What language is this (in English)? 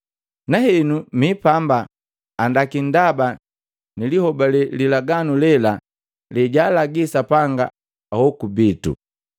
Matengo